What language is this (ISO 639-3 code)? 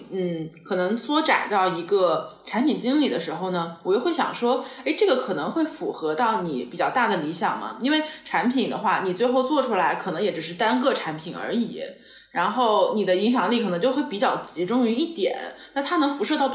zho